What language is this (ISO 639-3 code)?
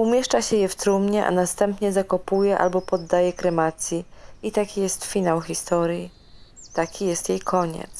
pol